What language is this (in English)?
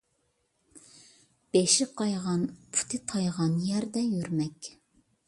Uyghur